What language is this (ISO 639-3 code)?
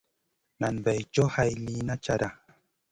mcn